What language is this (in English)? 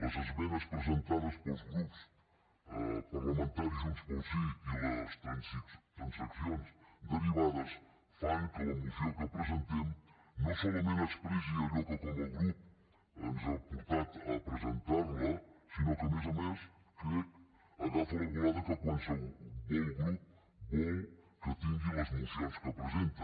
Catalan